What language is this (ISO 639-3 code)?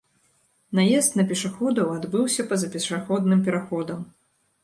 bel